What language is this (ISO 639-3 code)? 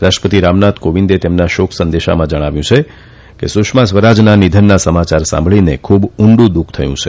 guj